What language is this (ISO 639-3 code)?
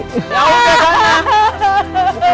ind